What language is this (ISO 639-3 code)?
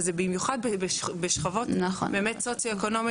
heb